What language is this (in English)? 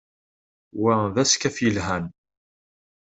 Kabyle